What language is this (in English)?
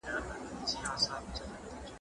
Pashto